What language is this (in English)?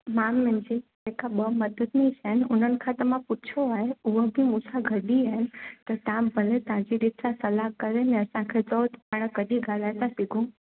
Sindhi